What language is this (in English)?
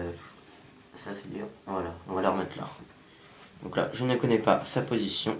French